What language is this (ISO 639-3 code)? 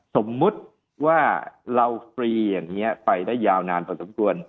tha